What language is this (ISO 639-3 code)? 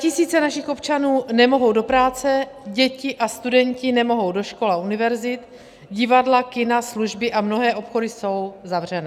ces